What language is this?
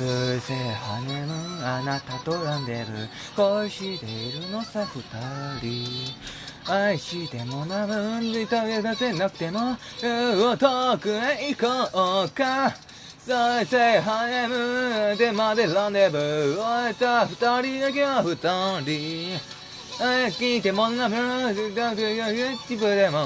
Japanese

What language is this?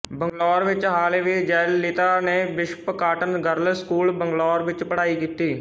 Punjabi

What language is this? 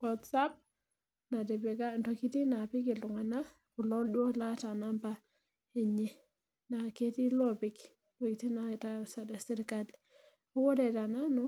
Masai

